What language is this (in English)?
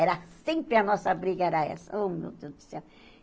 Portuguese